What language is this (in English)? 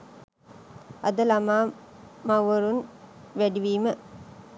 Sinhala